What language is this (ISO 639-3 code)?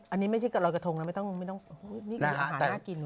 tha